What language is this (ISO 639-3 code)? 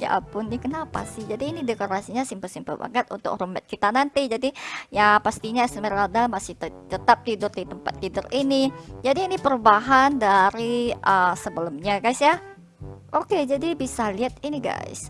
ind